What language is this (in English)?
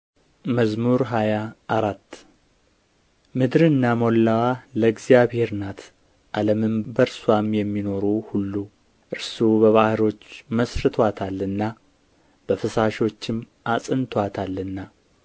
Amharic